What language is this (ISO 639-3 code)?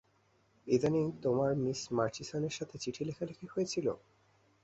ben